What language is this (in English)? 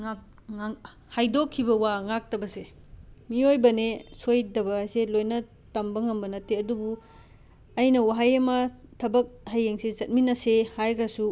Manipuri